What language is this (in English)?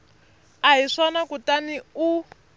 Tsonga